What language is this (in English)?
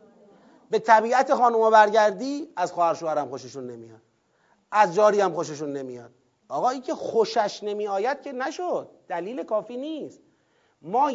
Persian